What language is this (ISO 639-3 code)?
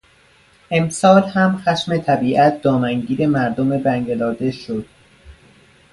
fas